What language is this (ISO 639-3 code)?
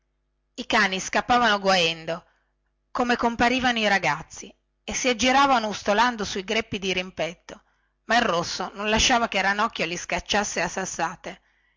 ita